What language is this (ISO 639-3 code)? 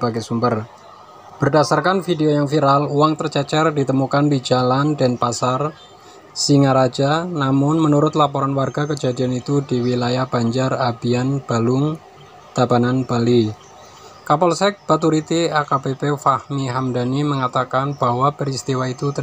ind